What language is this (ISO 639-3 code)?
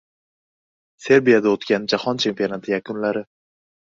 uzb